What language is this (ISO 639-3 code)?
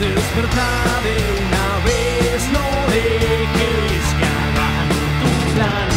spa